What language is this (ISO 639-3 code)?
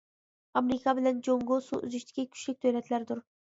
uig